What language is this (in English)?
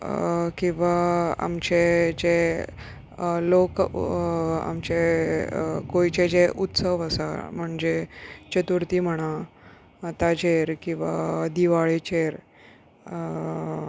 Konkani